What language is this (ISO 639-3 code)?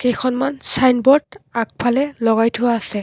asm